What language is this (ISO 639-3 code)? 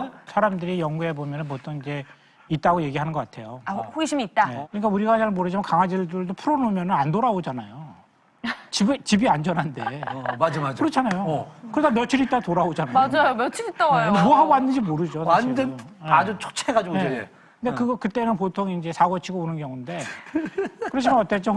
kor